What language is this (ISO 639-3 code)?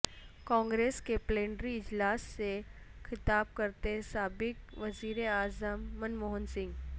urd